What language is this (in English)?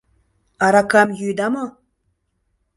Mari